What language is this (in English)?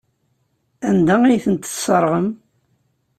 Kabyle